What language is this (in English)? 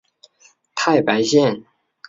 Chinese